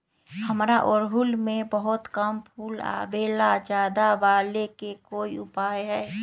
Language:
Magahi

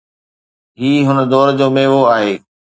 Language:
Sindhi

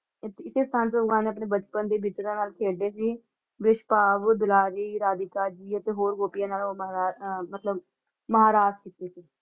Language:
Punjabi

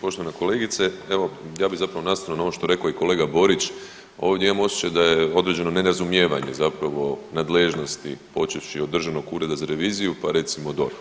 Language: Croatian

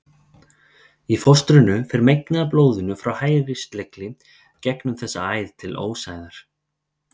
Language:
Icelandic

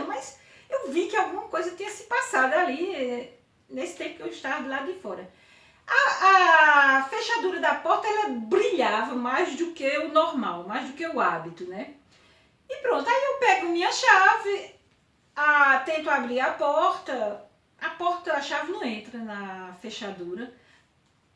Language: Portuguese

